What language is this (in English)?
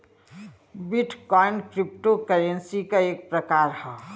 Bhojpuri